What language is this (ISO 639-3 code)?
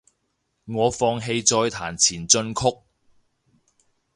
yue